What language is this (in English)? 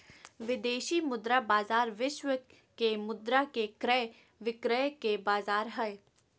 Magahi